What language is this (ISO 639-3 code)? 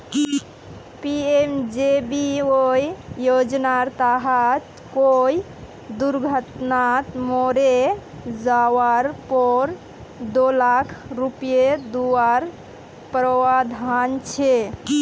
mag